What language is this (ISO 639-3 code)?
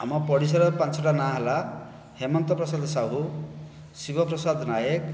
ori